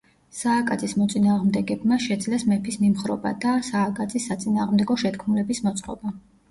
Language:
Georgian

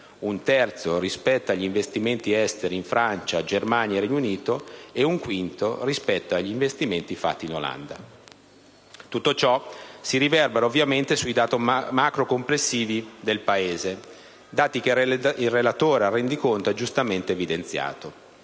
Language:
Italian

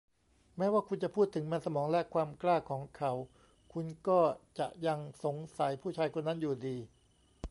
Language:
Thai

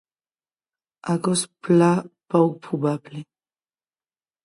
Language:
Occitan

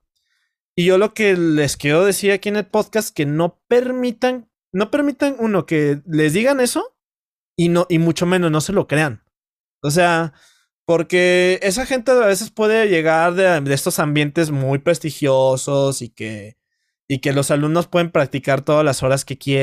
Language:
Spanish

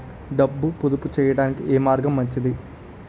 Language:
Telugu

